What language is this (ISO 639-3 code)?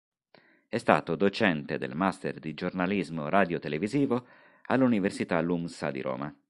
ita